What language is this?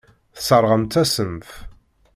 Kabyle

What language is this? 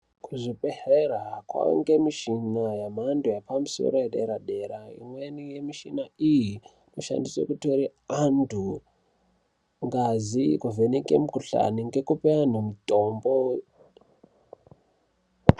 Ndau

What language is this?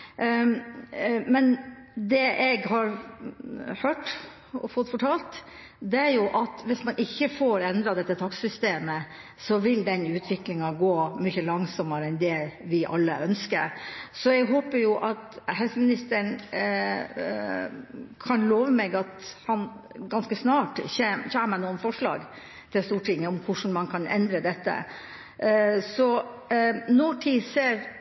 Norwegian Bokmål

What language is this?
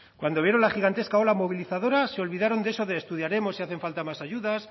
Spanish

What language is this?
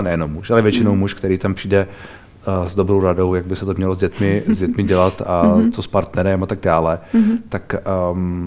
Czech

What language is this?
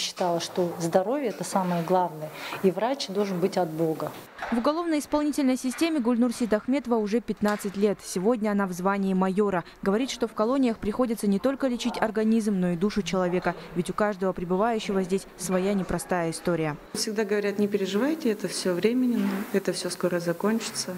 Russian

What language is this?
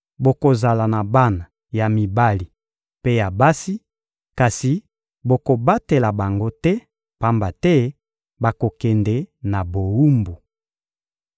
Lingala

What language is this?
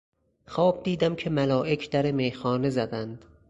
Persian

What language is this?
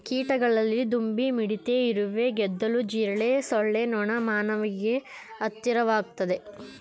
Kannada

